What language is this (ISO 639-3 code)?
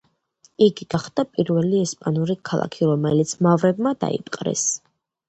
kat